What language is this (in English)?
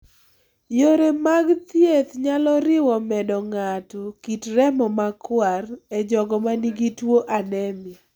Luo (Kenya and Tanzania)